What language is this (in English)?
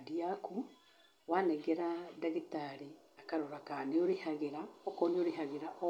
Kikuyu